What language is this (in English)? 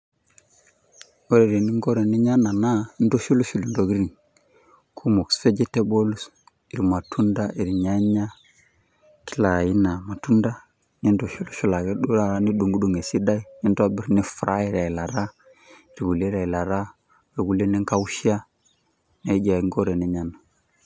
Masai